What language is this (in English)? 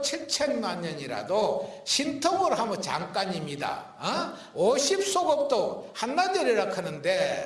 Korean